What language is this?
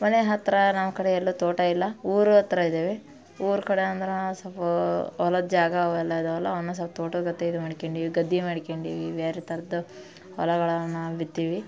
Kannada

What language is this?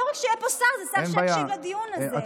Hebrew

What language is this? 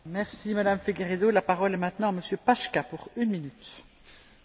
Slovak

